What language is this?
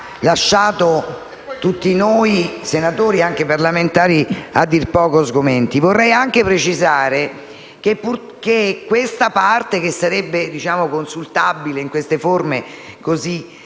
Italian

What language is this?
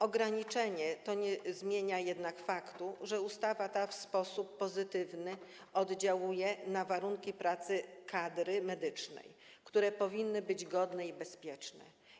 Polish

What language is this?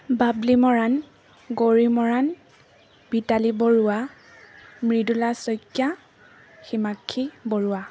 Assamese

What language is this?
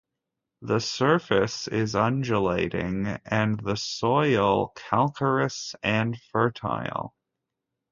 English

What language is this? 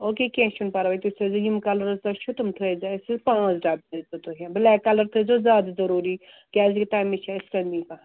Kashmiri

